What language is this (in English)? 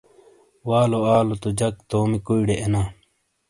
Shina